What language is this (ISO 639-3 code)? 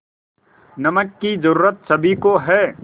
hin